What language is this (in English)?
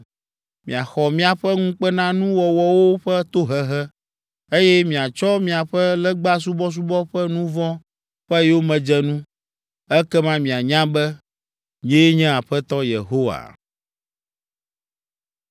Ewe